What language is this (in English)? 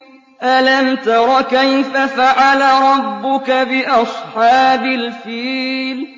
Arabic